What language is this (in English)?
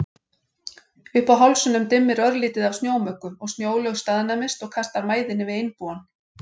Icelandic